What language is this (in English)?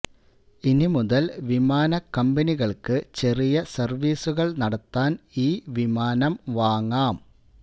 Malayalam